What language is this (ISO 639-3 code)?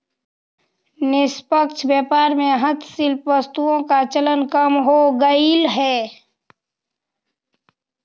mag